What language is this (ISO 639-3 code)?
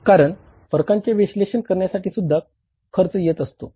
mar